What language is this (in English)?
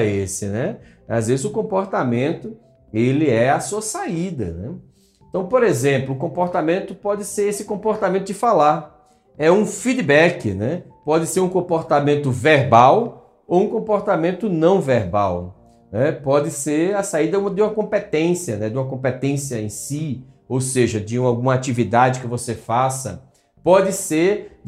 Portuguese